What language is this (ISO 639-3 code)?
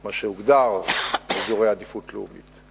heb